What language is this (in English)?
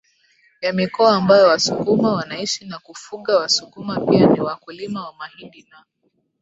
Swahili